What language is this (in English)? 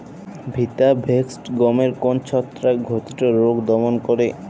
Bangla